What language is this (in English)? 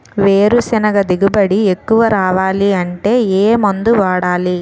Telugu